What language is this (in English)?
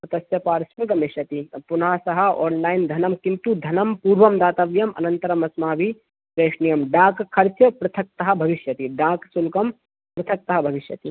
Sanskrit